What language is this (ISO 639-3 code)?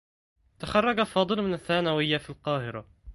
ara